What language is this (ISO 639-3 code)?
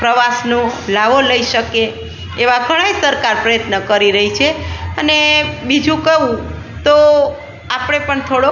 guj